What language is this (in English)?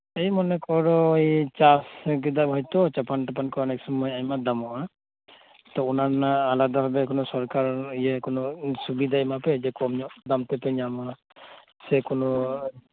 Santali